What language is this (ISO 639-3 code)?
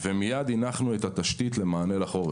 heb